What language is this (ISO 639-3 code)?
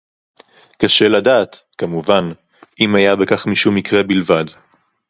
heb